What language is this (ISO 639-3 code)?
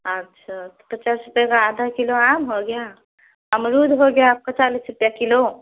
hin